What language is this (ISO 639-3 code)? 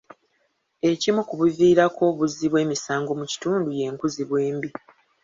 lug